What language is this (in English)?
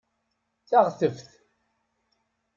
Kabyle